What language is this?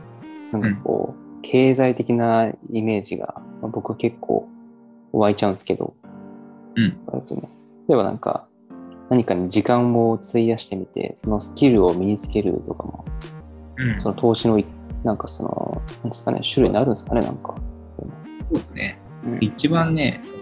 Japanese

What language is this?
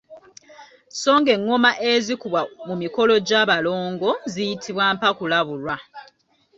Ganda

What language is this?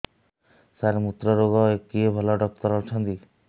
Odia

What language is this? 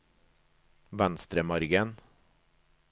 Norwegian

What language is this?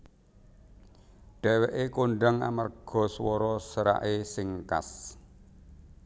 Javanese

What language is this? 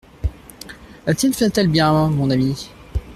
French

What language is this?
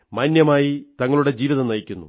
Malayalam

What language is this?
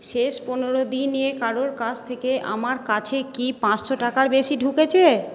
Bangla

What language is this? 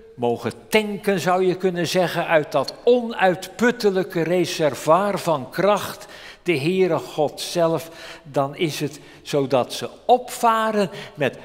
Dutch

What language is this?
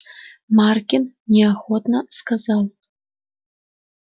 Russian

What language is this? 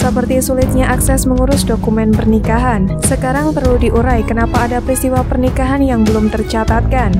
Indonesian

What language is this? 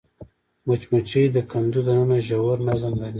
Pashto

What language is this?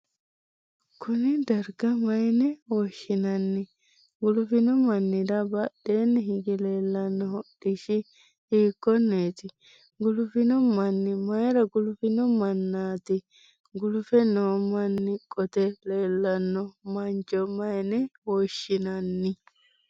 Sidamo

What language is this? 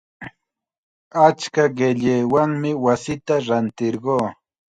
Chiquián Ancash Quechua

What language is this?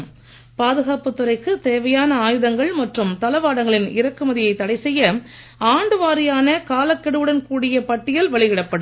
Tamil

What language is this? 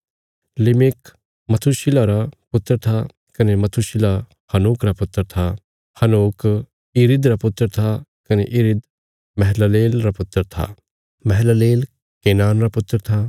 Bilaspuri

